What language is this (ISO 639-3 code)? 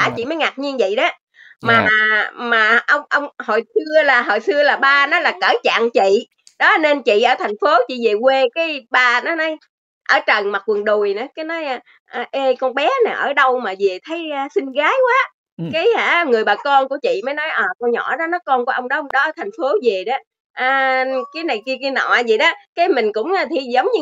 vie